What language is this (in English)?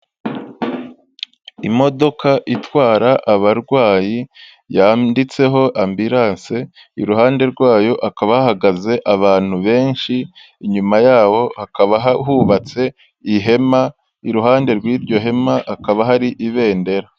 Kinyarwanda